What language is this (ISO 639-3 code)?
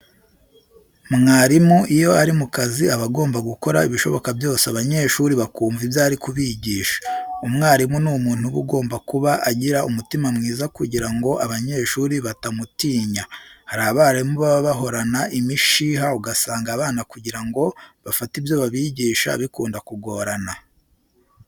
kin